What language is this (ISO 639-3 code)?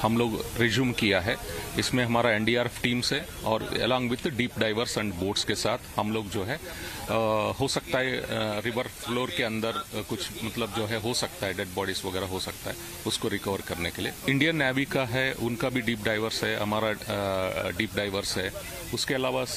hin